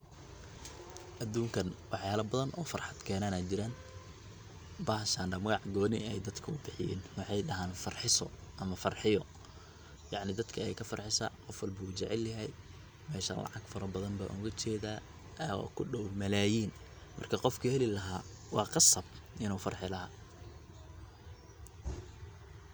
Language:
Somali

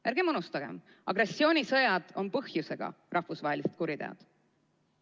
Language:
Estonian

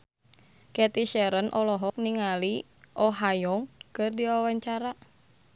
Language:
Sundanese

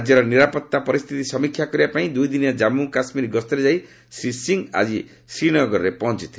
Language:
Odia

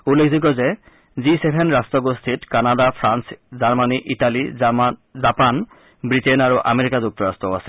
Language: Assamese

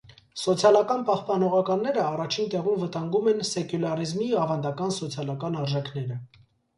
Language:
Armenian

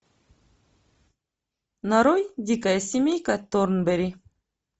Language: Russian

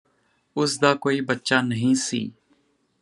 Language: Punjabi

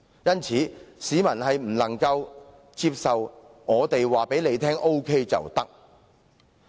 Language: Cantonese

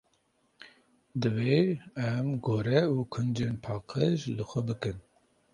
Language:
Kurdish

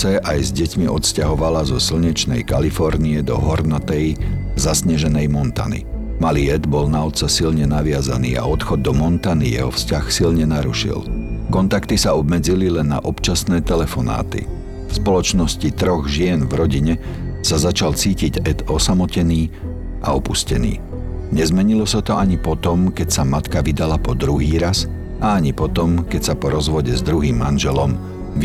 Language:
Slovak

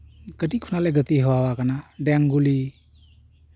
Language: Santali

